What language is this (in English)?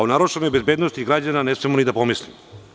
Serbian